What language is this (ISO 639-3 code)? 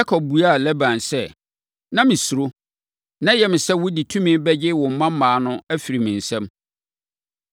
aka